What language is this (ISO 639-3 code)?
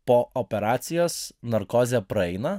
lit